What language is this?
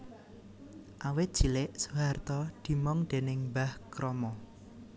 Javanese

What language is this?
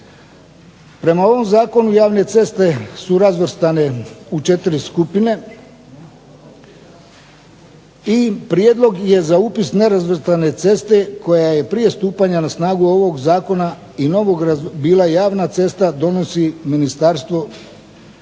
Croatian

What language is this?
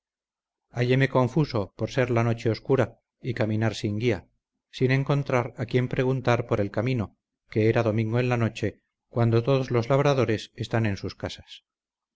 Spanish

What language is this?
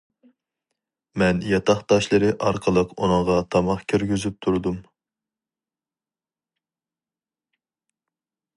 Uyghur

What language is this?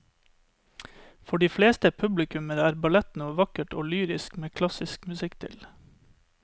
Norwegian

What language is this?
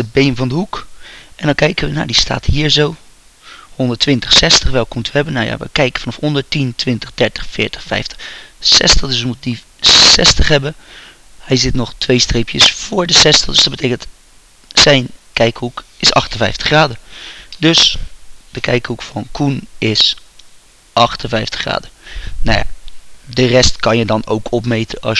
Dutch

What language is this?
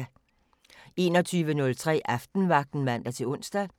Danish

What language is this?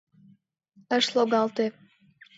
Mari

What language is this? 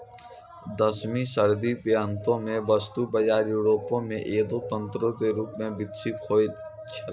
Maithili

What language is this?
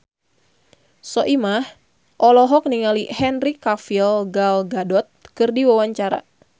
Sundanese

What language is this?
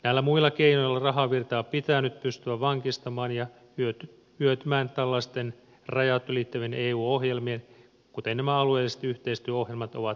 Finnish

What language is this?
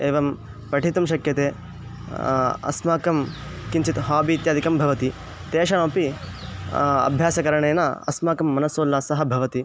Sanskrit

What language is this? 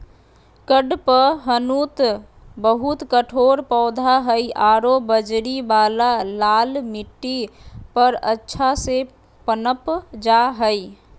Magahi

